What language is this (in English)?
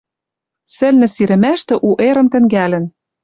Western Mari